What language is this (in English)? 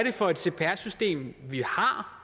Danish